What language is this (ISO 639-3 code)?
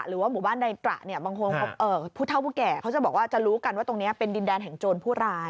tha